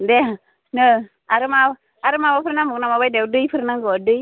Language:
Bodo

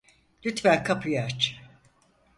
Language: Turkish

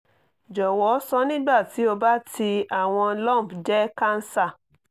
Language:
Yoruba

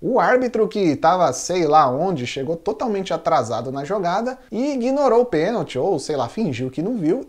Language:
Portuguese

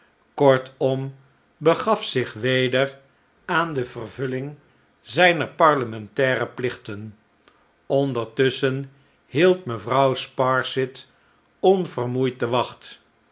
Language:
Dutch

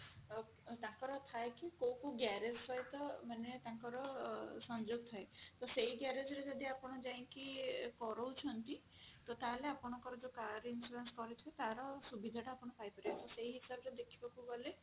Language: Odia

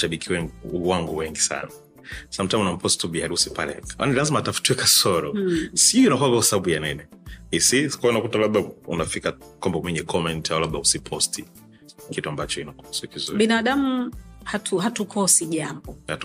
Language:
Swahili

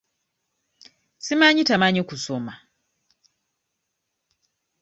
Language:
Ganda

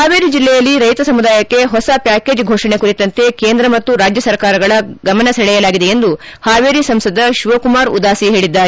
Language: Kannada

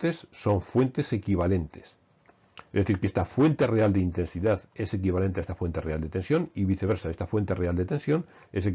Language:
Spanish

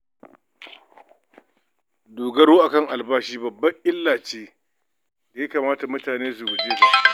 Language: Hausa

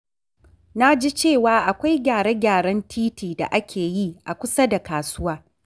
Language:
Hausa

